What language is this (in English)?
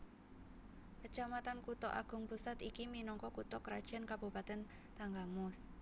Javanese